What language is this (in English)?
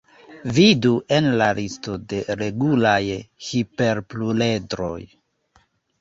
Esperanto